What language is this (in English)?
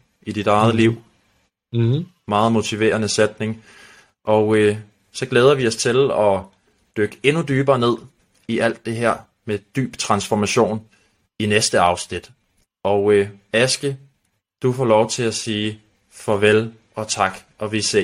Danish